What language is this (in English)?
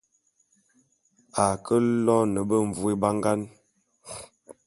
Bulu